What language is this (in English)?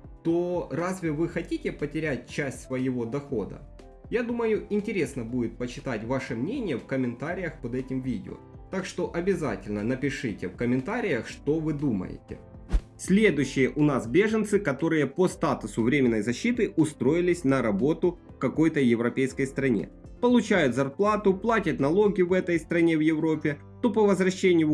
Russian